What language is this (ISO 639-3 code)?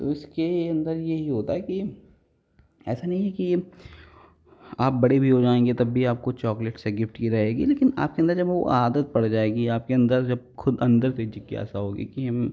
hin